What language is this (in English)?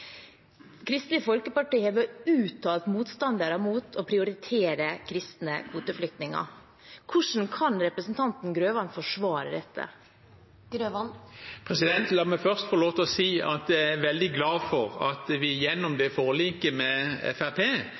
Norwegian Bokmål